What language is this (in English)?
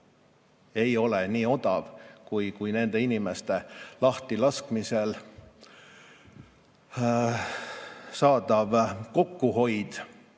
Estonian